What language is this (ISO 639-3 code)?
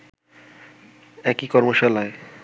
ben